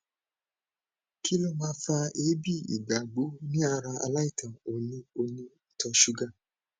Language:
Yoruba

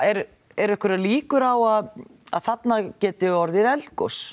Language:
Icelandic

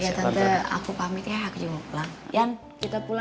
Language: Indonesian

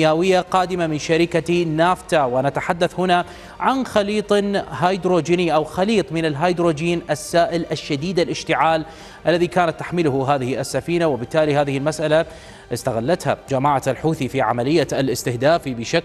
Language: Arabic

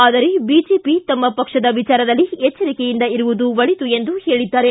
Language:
Kannada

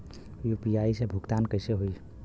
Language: Bhojpuri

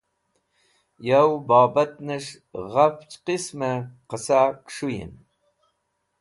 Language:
Wakhi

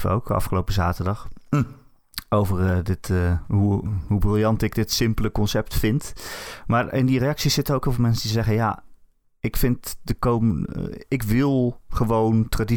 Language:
Dutch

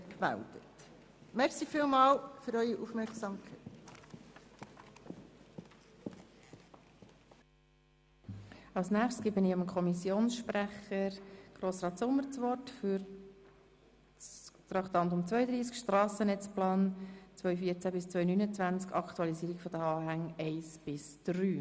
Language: Swiss German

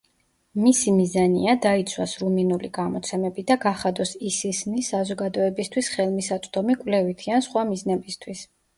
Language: Georgian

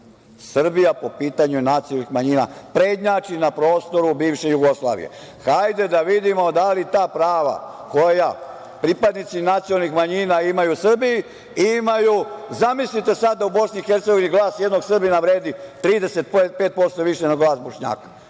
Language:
Serbian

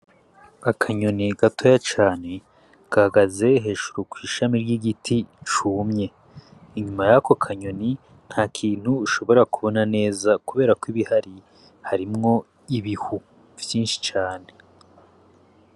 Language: Rundi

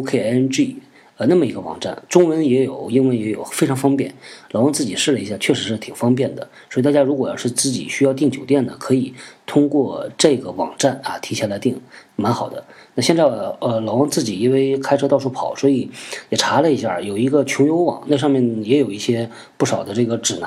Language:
Chinese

